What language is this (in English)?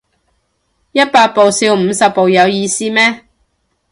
Cantonese